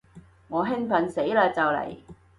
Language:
Cantonese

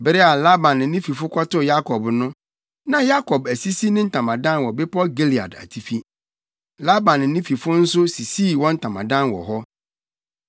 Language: Akan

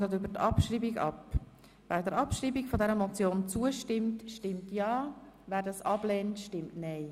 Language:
Swiss German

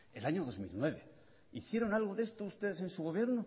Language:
Spanish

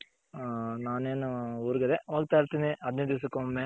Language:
Kannada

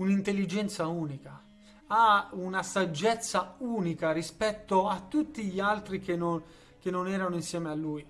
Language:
Italian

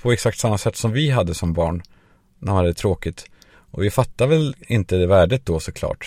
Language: Swedish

